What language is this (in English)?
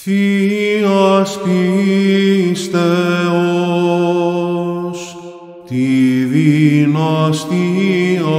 Greek